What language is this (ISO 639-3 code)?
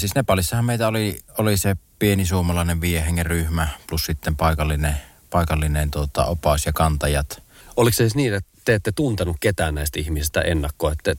fin